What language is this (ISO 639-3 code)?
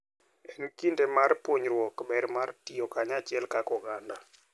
luo